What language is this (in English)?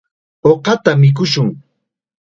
Chiquián Ancash Quechua